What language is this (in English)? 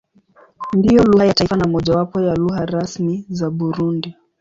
Swahili